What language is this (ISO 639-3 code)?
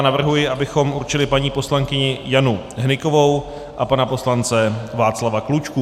ces